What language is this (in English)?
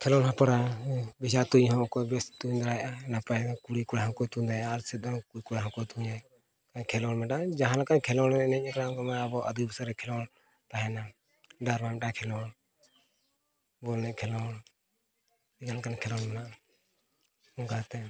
Santali